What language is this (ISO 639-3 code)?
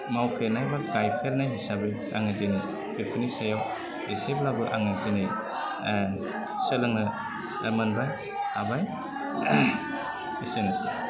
brx